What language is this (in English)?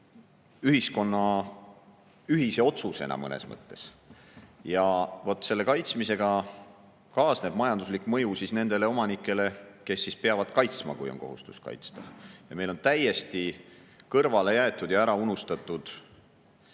Estonian